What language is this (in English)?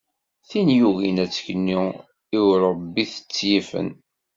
Kabyle